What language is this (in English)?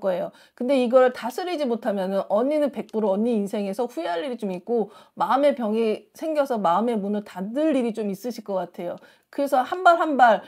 Korean